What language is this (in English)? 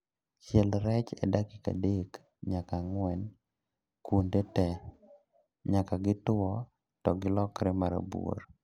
Luo (Kenya and Tanzania)